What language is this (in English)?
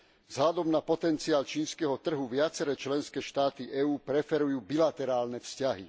Slovak